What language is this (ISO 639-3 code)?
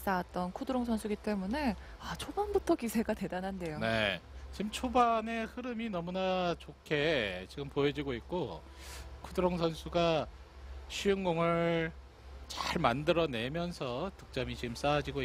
kor